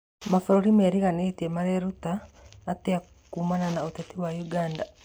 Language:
Kikuyu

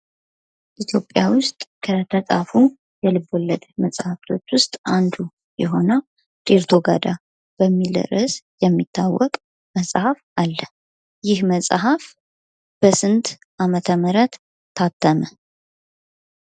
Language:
Amharic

